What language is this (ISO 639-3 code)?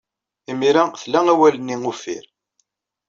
kab